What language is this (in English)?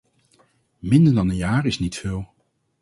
Dutch